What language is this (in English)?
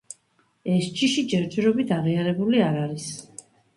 Georgian